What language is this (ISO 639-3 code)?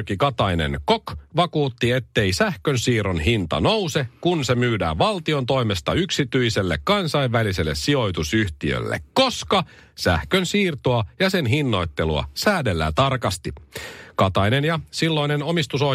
fin